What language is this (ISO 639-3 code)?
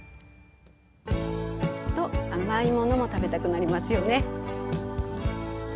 jpn